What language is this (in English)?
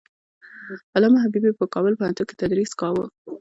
Pashto